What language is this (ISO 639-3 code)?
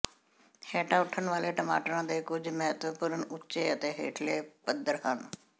pan